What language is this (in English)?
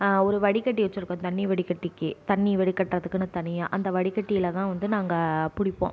Tamil